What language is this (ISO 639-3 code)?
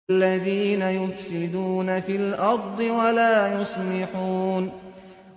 ara